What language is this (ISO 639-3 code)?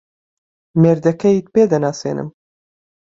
ckb